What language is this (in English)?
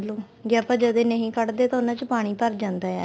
Punjabi